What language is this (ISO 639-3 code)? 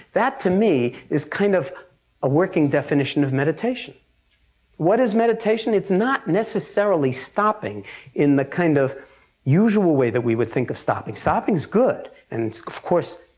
eng